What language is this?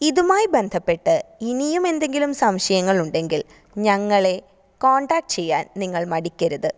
Malayalam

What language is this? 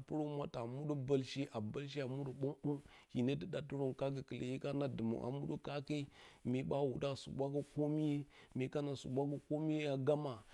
Bacama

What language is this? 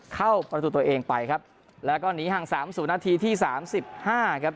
Thai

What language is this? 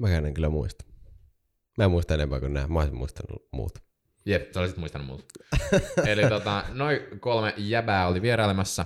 Finnish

